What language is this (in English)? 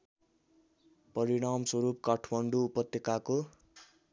Nepali